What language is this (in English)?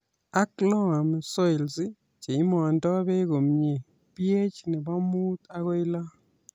Kalenjin